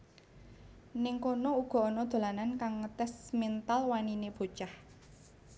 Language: Javanese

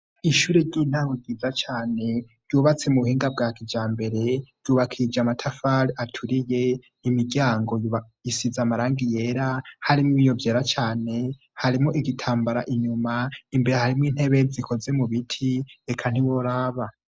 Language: Rundi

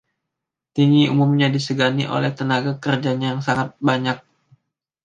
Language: Indonesian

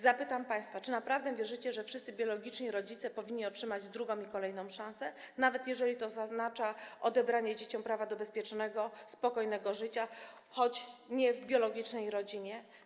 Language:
Polish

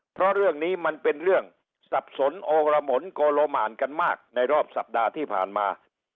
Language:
Thai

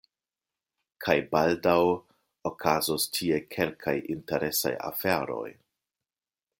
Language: Esperanto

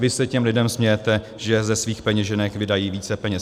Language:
Czech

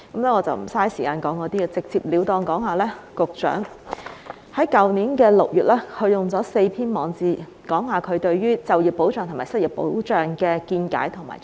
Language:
Cantonese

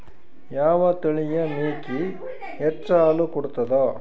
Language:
Kannada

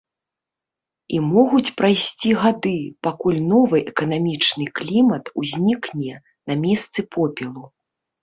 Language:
Belarusian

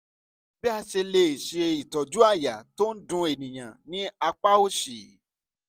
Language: Yoruba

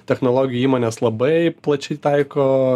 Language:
Lithuanian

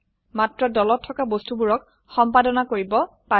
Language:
Assamese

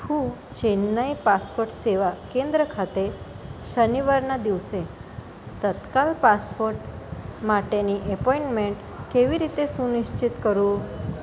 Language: Gujarati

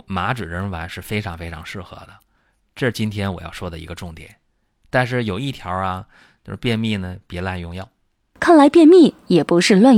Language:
Chinese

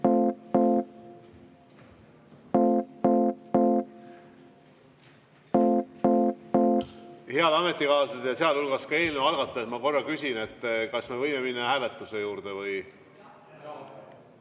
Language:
Estonian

